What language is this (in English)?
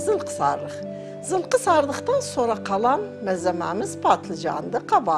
Turkish